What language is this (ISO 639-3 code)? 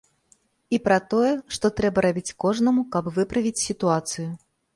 bel